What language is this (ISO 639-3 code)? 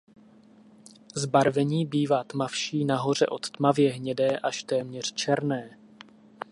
ces